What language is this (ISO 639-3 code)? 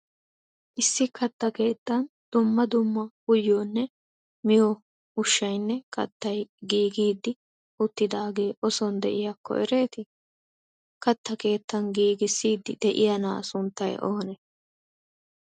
wal